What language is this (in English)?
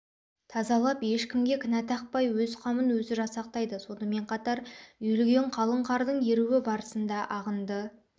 Kazakh